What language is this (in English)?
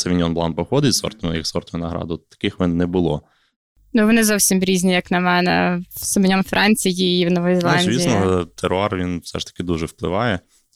Ukrainian